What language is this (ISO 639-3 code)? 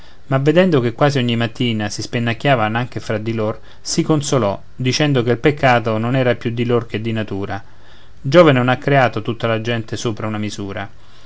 ita